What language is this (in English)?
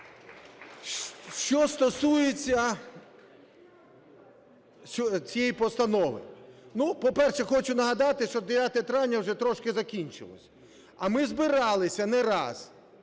Ukrainian